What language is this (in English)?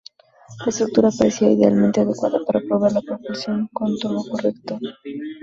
Spanish